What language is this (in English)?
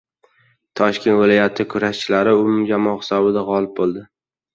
Uzbek